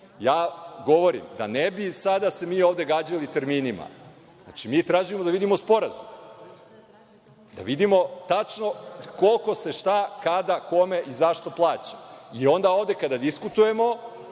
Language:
Serbian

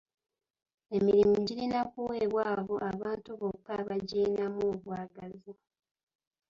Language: Ganda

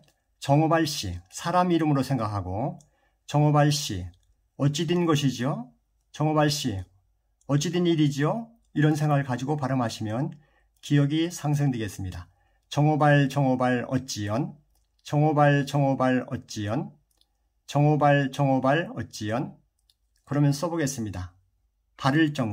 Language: Korean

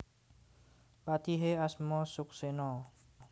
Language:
Javanese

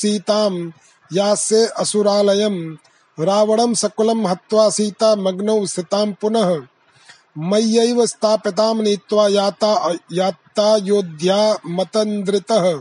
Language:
Hindi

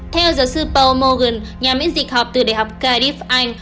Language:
Vietnamese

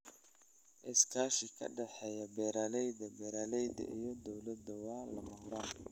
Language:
Somali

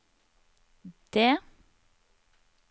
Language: Norwegian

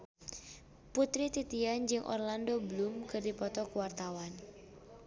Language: Sundanese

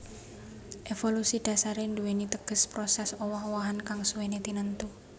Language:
Javanese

